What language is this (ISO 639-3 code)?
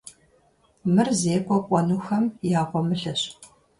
kbd